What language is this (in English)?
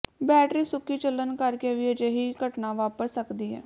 Punjabi